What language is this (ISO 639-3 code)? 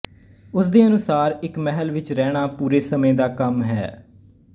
pan